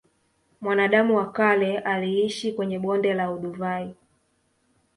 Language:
Swahili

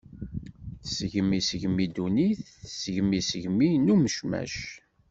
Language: Kabyle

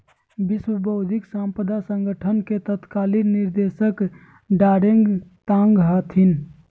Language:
Magahi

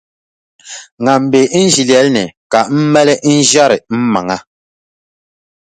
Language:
Dagbani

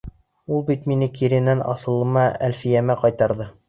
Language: Bashkir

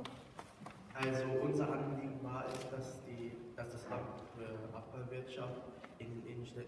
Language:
German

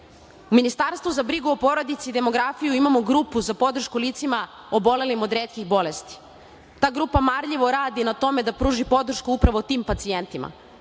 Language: Serbian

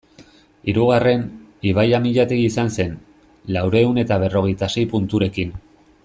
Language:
Basque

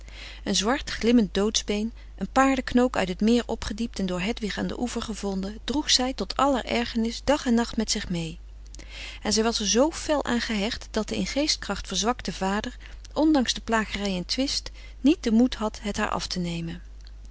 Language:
Dutch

